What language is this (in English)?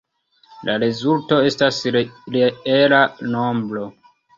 Esperanto